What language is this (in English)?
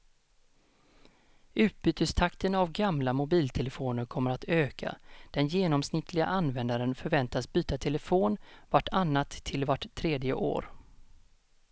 Swedish